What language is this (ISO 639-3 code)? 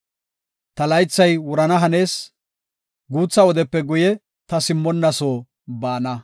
gof